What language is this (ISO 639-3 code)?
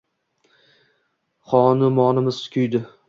uzb